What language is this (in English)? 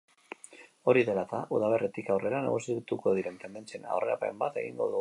Basque